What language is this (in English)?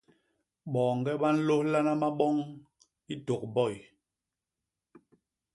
Basaa